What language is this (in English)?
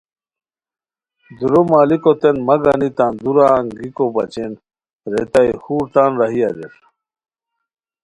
Khowar